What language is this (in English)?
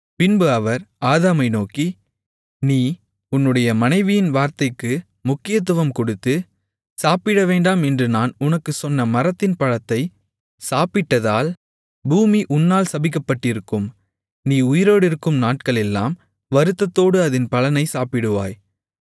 Tamil